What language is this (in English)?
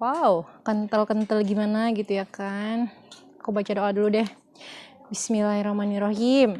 Indonesian